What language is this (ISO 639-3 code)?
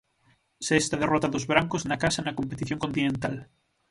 glg